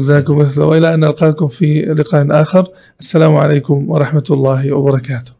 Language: Arabic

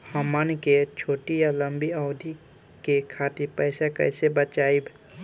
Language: Bhojpuri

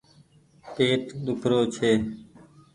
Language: Goaria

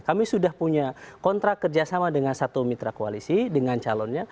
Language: Indonesian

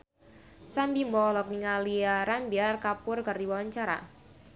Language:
Sundanese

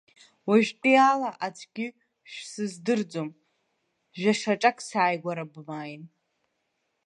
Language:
Abkhazian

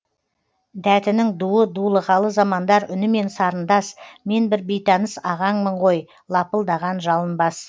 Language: Kazakh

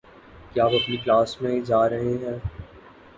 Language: Urdu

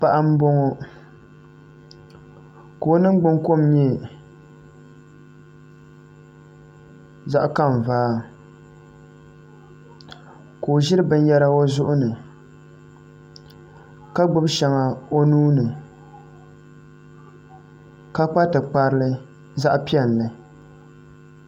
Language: Dagbani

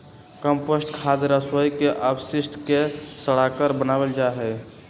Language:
Magahi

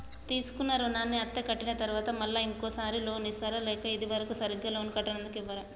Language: Telugu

